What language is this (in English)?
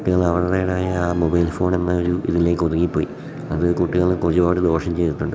Malayalam